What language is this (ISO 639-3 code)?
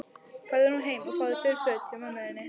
isl